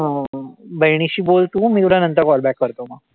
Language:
Marathi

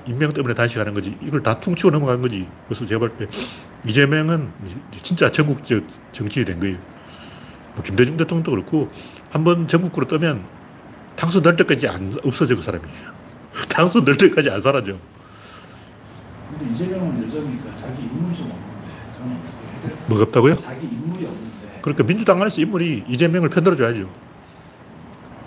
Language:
Korean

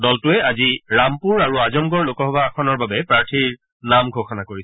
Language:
Assamese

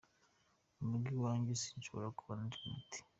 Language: Kinyarwanda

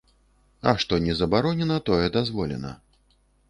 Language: Belarusian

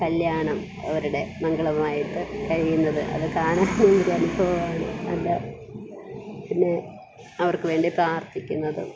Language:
Malayalam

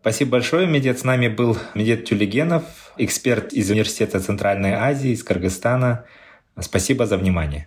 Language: Russian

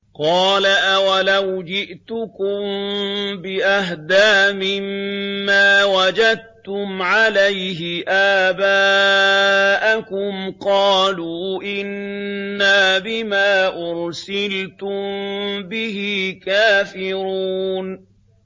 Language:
Arabic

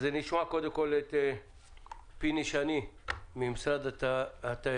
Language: Hebrew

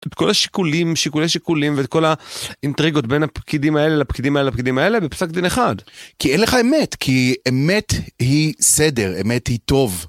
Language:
Hebrew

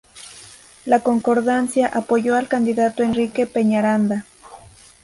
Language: Spanish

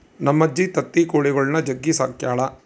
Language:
Kannada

